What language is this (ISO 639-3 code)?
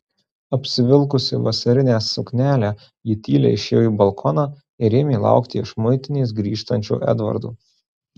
lit